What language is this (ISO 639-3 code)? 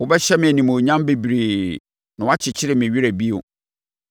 aka